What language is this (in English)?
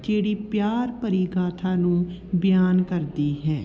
Punjabi